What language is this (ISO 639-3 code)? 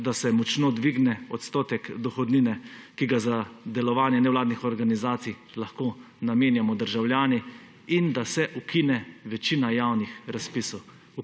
slv